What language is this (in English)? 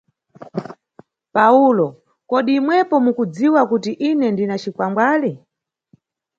Nyungwe